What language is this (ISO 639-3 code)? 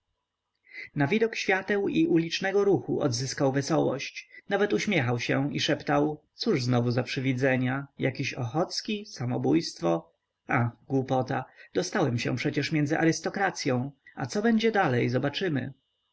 pol